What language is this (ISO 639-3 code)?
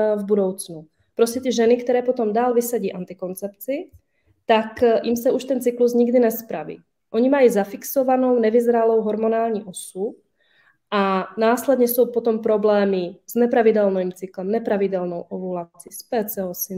ces